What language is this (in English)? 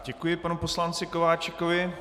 Czech